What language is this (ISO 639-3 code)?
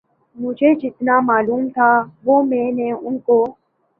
urd